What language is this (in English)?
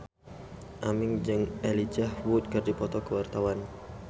Sundanese